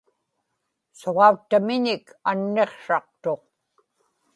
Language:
Inupiaq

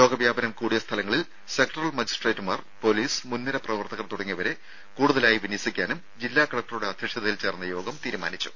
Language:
Malayalam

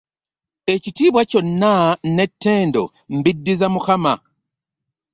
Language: Ganda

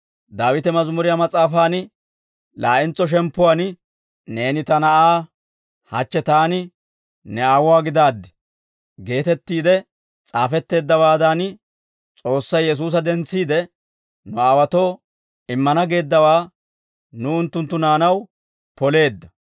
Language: Dawro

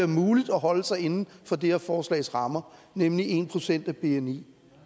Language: Danish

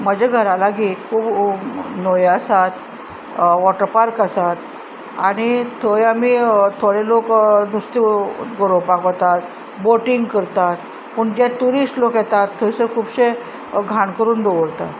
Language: Konkani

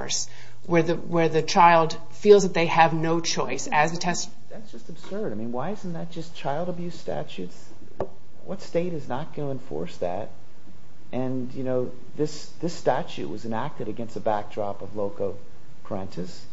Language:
English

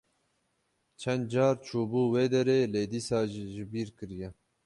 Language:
Kurdish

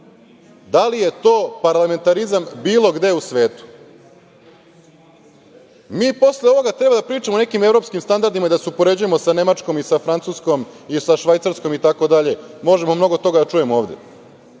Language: Serbian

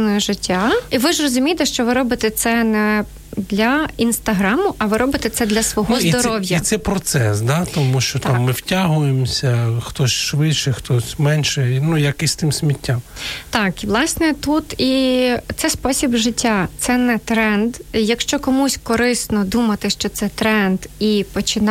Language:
Ukrainian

